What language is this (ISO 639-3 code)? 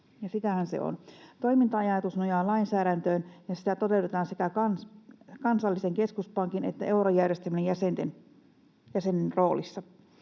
fin